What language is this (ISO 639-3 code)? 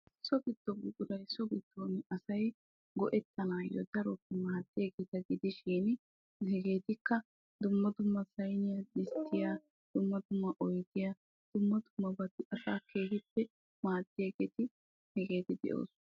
wal